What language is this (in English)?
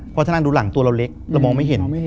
Thai